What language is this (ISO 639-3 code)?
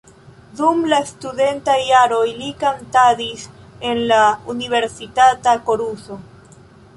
epo